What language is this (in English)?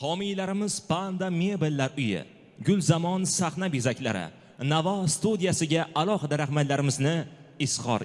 Turkish